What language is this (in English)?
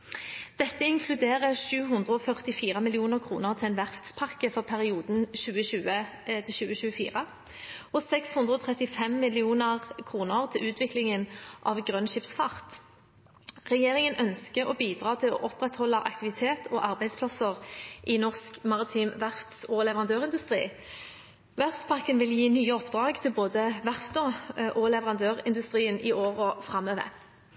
Norwegian Bokmål